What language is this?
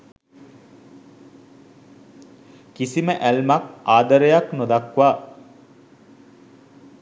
Sinhala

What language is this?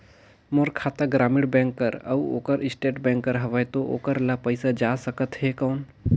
Chhattisgarhi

